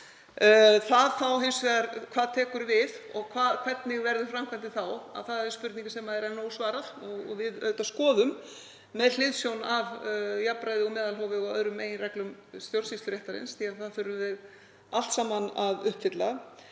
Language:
Icelandic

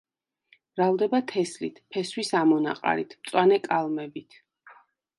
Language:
Georgian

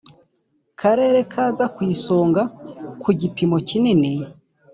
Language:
Kinyarwanda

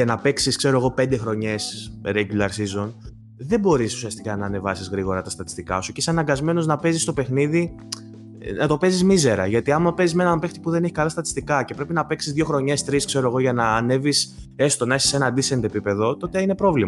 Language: Greek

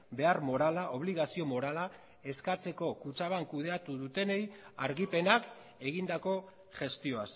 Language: Basque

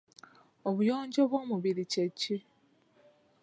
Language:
Ganda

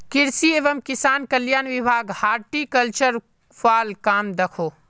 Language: Magahi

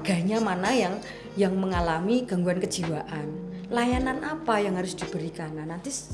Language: Indonesian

